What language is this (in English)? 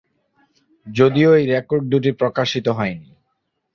Bangla